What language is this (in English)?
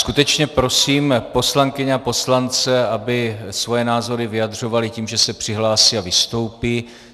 Czech